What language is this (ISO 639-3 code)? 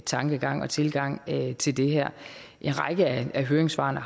dan